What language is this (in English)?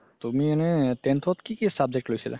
Assamese